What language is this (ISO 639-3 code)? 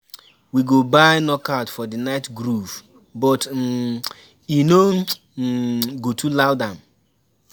pcm